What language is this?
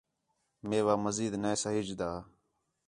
Khetrani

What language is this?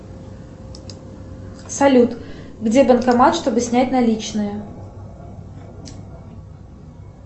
Russian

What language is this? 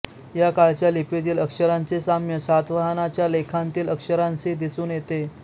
Marathi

